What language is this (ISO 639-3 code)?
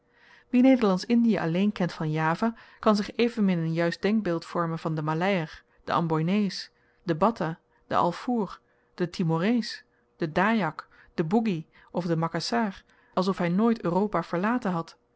nld